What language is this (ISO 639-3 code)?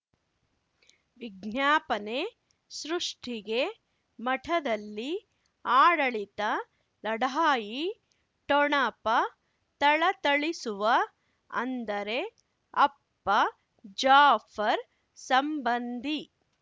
kan